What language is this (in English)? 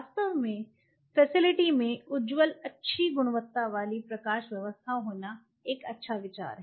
Hindi